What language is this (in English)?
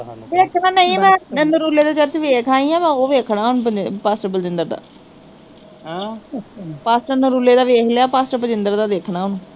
Punjabi